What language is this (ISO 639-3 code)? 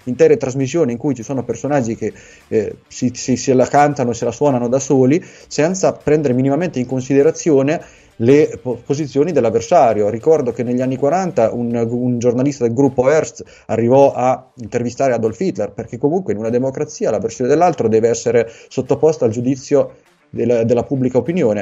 ita